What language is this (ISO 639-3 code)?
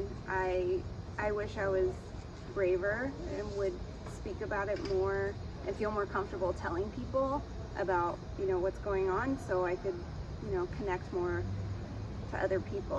eng